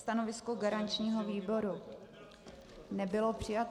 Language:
Czech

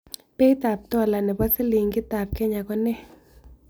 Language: Kalenjin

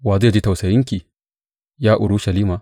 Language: Hausa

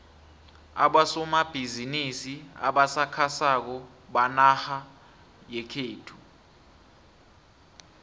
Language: South Ndebele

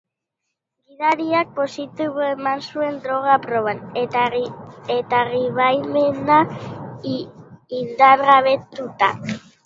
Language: Basque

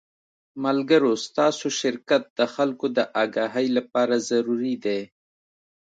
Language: Pashto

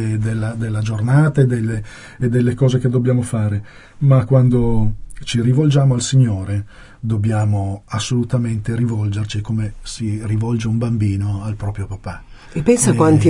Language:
Italian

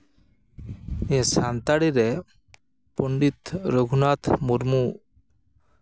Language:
Santali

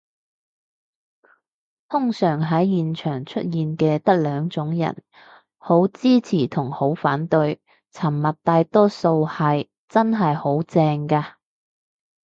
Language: Cantonese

